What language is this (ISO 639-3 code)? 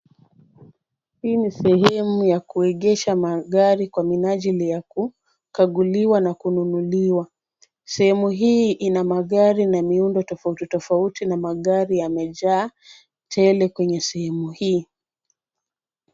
swa